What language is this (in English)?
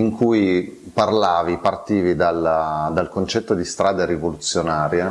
Italian